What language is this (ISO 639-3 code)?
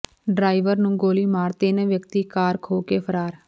pan